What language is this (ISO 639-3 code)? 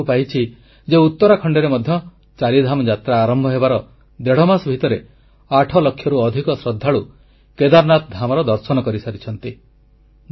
ori